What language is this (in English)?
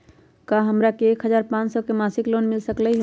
Magahi